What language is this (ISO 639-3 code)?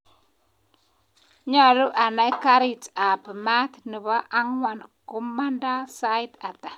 kln